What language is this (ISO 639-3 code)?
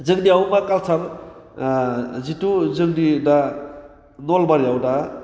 brx